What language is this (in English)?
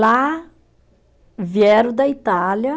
Portuguese